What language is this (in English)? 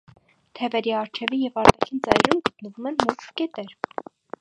Armenian